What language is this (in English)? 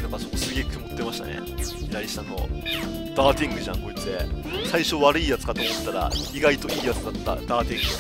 Japanese